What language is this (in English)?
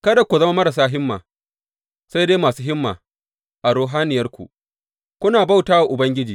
Hausa